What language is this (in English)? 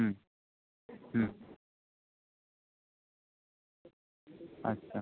Bangla